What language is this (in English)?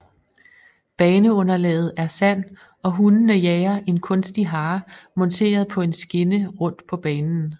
Danish